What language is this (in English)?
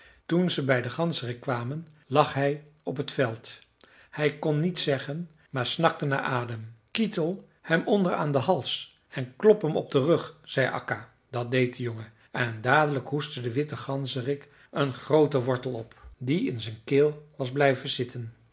Dutch